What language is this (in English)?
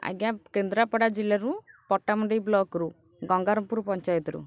Odia